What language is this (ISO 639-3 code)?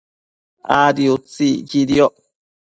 mcf